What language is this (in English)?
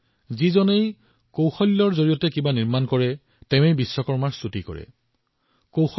Assamese